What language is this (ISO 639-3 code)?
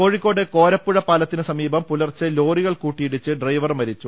mal